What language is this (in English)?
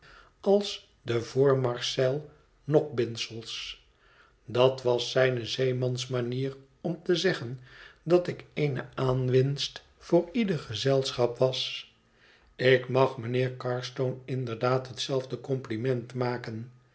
Dutch